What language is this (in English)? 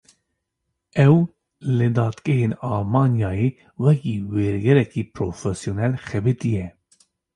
Kurdish